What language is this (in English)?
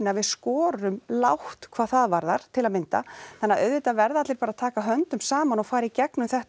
Icelandic